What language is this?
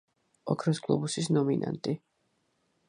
Georgian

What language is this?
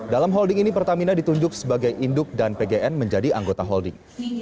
Indonesian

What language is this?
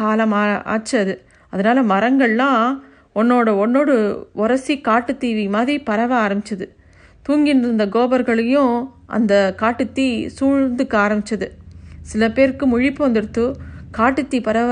Tamil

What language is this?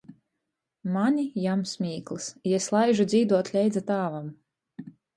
Latgalian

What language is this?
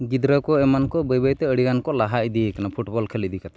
Santali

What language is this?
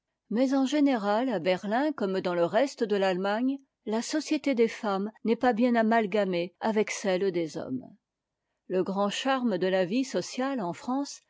French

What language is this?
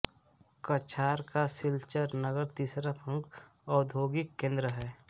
Hindi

